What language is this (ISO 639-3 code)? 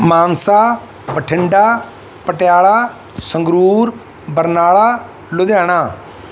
pan